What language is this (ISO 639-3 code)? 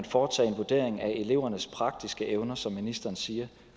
dan